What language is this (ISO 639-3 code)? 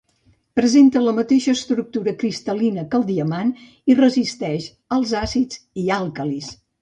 cat